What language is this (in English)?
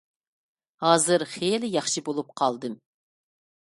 Uyghur